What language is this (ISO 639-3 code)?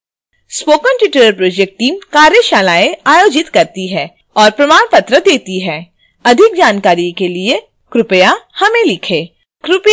hin